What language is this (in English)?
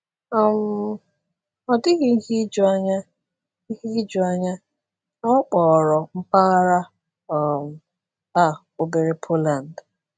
Igbo